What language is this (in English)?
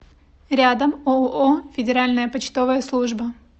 Russian